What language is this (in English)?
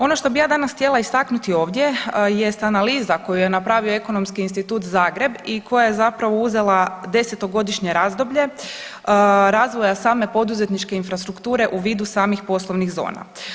Croatian